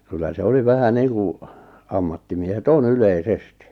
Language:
Finnish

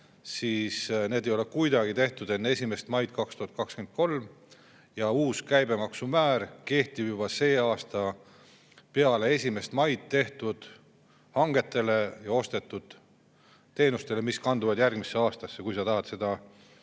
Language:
Estonian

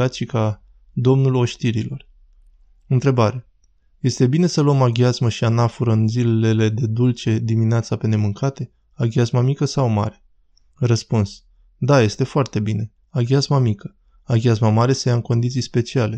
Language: Romanian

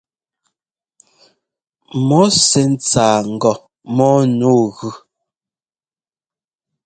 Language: Ngomba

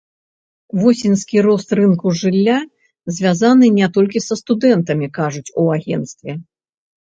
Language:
Belarusian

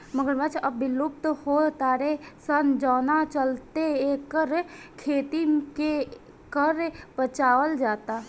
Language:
Bhojpuri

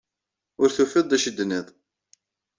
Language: Kabyle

